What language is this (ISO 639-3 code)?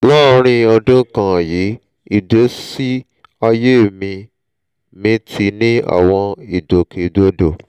yor